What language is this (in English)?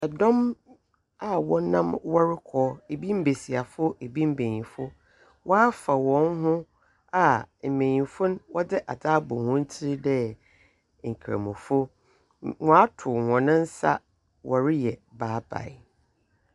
Akan